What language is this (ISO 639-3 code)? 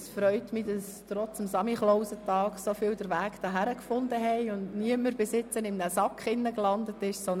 gsw